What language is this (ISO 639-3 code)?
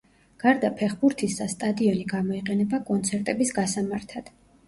kat